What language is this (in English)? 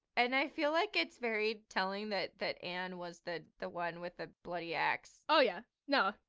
English